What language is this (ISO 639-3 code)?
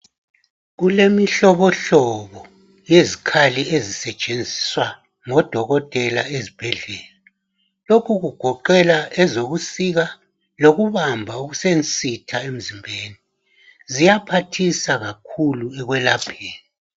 nde